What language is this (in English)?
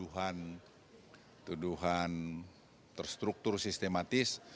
Indonesian